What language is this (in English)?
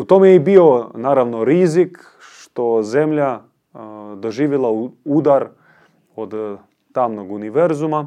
Croatian